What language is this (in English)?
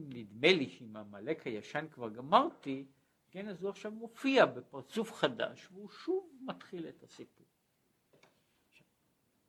Hebrew